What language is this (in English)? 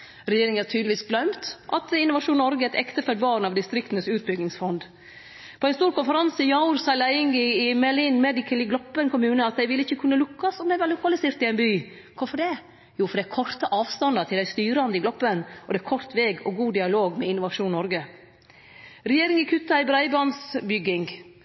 Norwegian Nynorsk